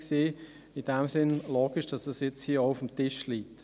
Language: Swiss German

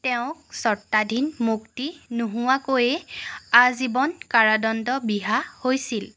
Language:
Assamese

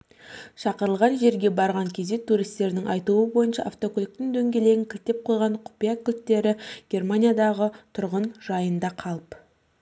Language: Kazakh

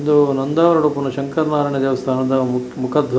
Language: Tulu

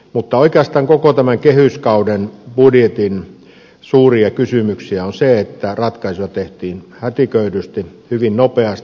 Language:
Finnish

